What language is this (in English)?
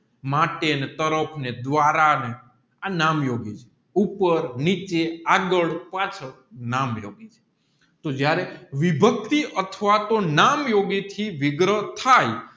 Gujarati